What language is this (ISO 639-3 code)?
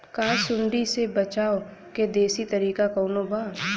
bho